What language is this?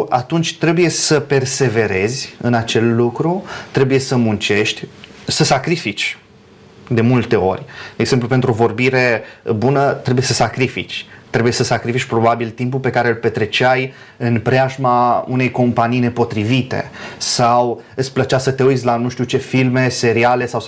Romanian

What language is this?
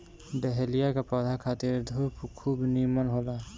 Bhojpuri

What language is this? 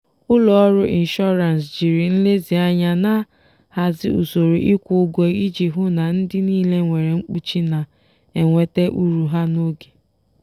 Igbo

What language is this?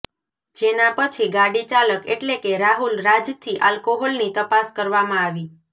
Gujarati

